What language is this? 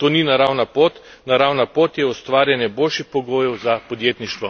Slovenian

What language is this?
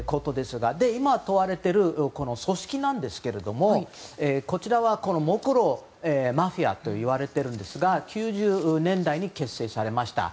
Japanese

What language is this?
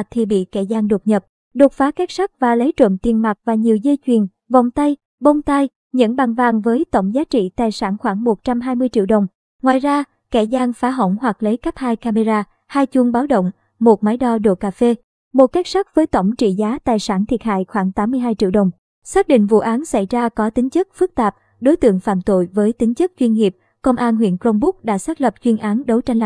Vietnamese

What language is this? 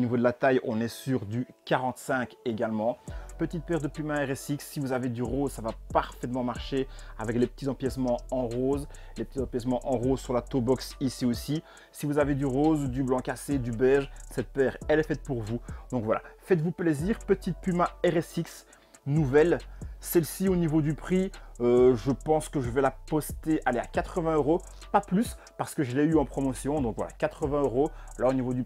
French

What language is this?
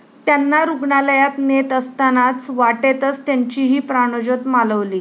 Marathi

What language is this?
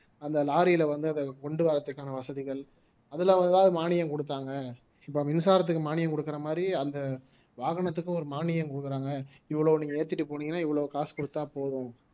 Tamil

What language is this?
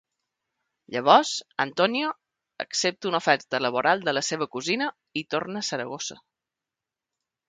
Catalan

